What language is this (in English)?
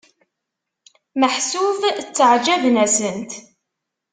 Kabyle